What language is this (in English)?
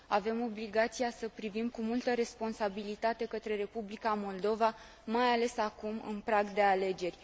Romanian